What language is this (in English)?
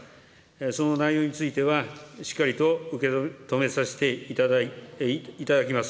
Japanese